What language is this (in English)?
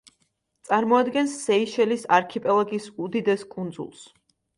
Georgian